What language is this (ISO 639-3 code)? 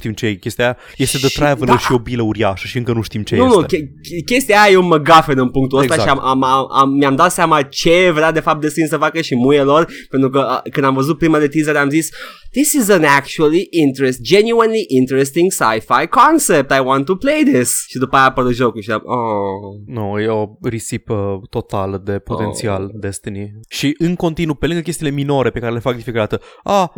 ron